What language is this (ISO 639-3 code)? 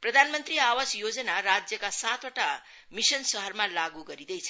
nep